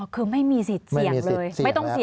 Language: Thai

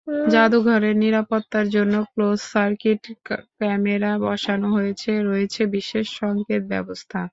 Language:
Bangla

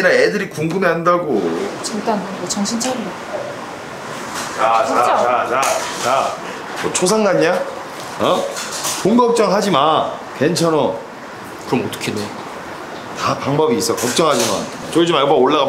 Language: Korean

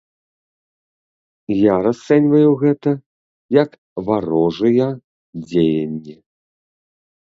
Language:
Belarusian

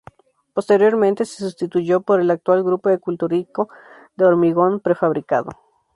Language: Spanish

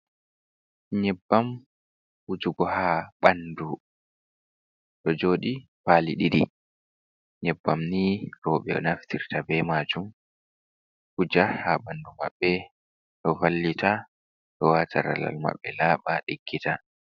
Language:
Fula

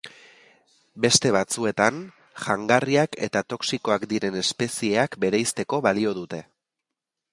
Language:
Basque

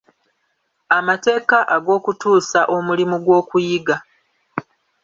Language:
Ganda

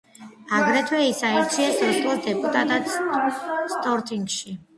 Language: Georgian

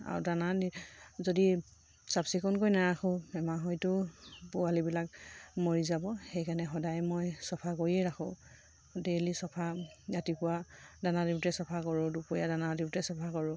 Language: Assamese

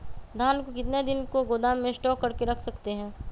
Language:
Magahi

